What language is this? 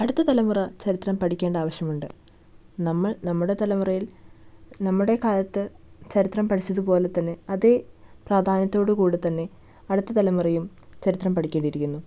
Malayalam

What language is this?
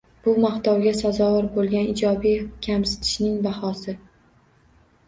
Uzbek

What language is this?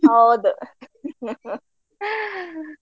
Kannada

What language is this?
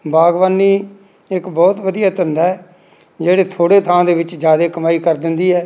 Punjabi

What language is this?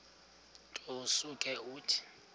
Xhosa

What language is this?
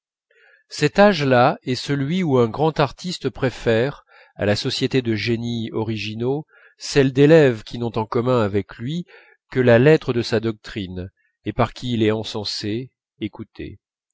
French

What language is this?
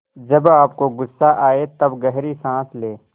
Hindi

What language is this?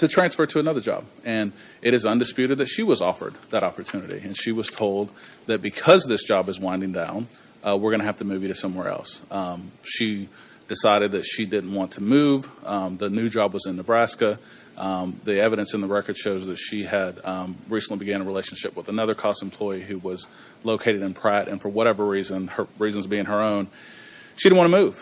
English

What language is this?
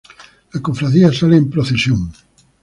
Spanish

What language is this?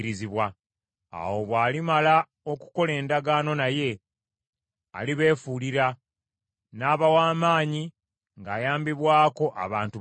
Ganda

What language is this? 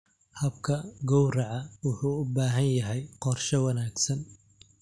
Somali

